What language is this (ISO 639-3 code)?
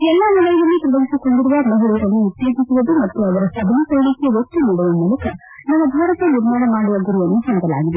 kan